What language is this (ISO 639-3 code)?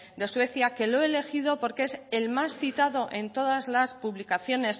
spa